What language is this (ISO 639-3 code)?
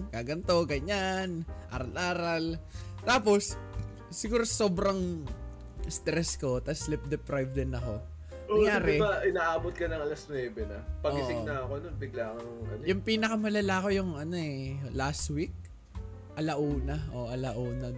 fil